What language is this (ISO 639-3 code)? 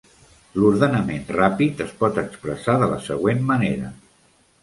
cat